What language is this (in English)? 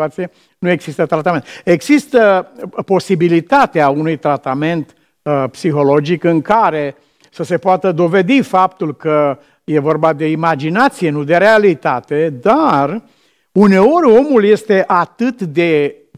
Romanian